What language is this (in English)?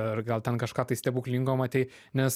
Lithuanian